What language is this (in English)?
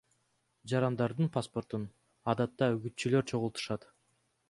Kyrgyz